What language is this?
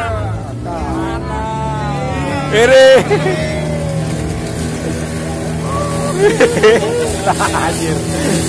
Indonesian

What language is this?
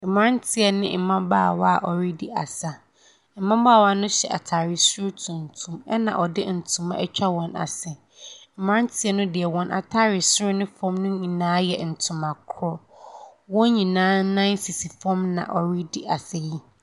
Akan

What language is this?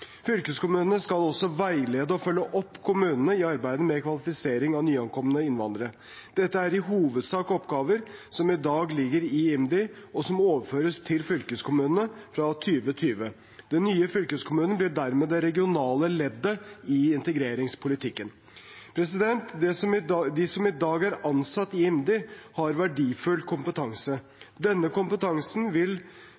Norwegian Bokmål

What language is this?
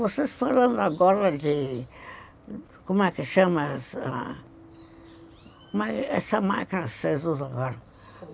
Portuguese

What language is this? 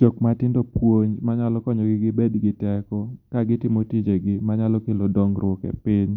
Luo (Kenya and Tanzania)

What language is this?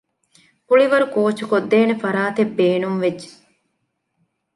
Divehi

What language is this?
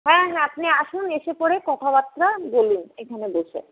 Bangla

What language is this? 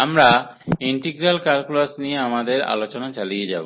Bangla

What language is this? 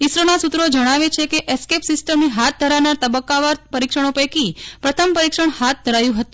Gujarati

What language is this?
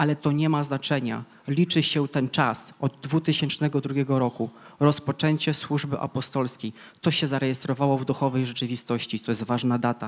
Polish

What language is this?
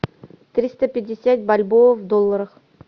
Russian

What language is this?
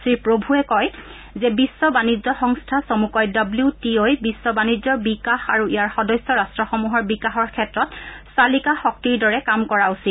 Assamese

